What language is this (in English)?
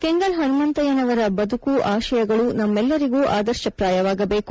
Kannada